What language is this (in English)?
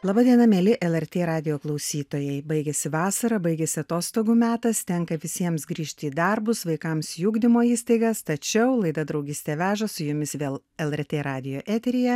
Lithuanian